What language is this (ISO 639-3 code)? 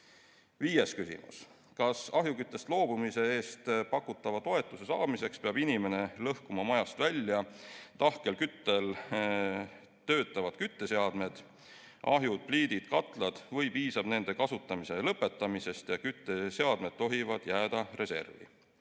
est